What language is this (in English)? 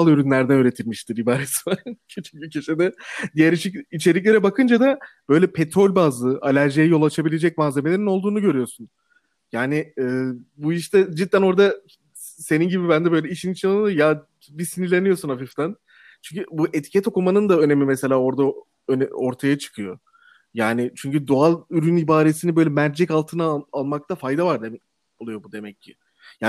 Turkish